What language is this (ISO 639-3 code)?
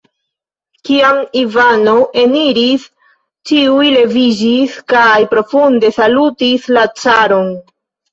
epo